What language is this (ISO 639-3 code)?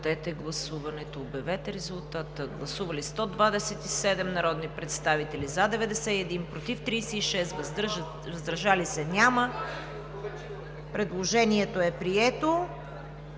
bul